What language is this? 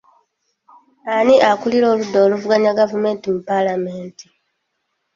Ganda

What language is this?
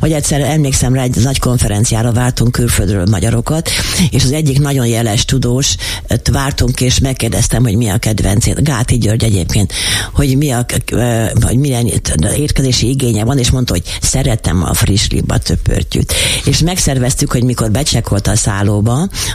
Hungarian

